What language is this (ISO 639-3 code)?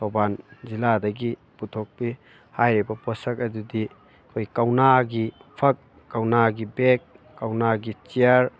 mni